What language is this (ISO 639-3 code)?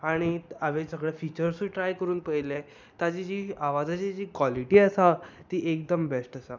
kok